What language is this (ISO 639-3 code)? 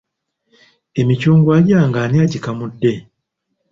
lug